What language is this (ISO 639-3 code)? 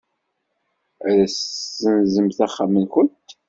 kab